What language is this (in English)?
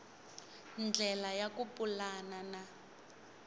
Tsonga